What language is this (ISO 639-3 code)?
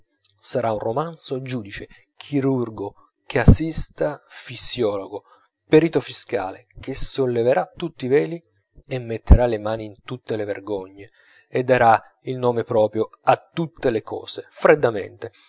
ita